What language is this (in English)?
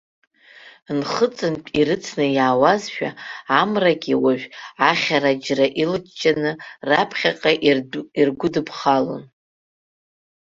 Abkhazian